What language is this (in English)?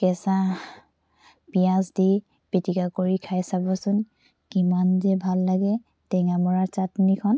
Assamese